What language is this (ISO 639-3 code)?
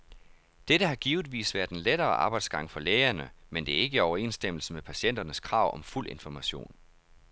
dan